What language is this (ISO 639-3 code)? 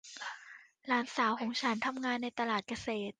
tha